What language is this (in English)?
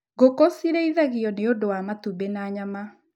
Kikuyu